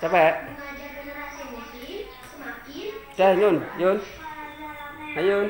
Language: Indonesian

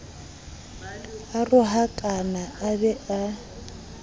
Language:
Southern Sotho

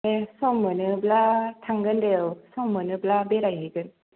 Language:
Bodo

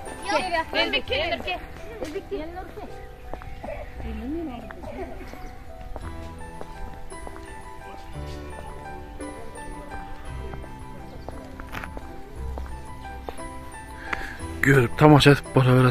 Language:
Turkish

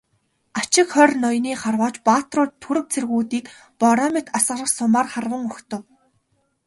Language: Mongolian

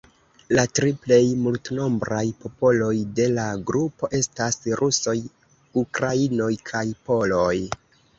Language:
Esperanto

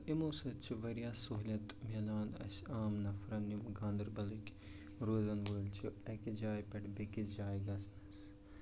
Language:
Kashmiri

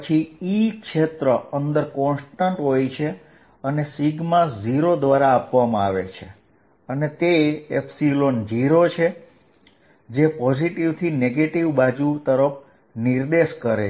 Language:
Gujarati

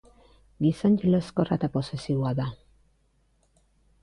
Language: Basque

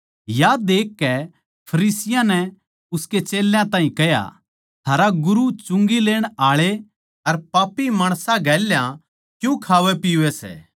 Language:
Haryanvi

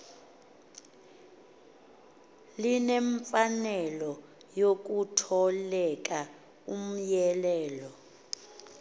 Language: Xhosa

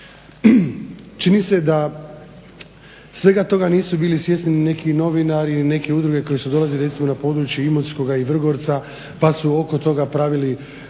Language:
Croatian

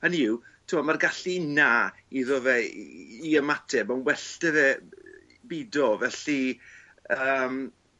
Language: Welsh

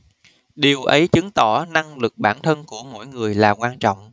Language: Vietnamese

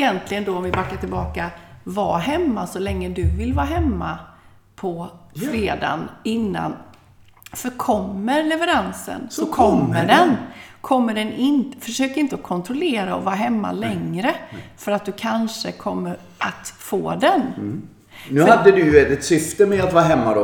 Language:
Swedish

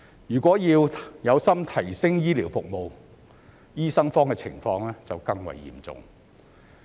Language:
Cantonese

